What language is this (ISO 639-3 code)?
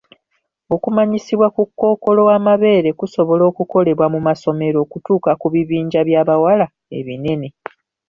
lug